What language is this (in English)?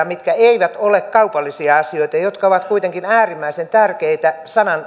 Finnish